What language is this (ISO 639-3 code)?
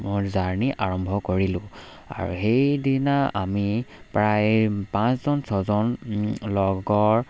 asm